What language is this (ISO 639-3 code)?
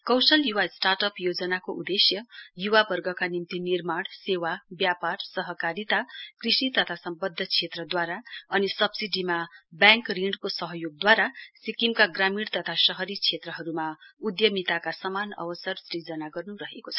nep